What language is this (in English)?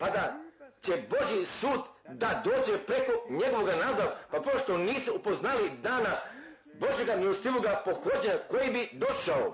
Croatian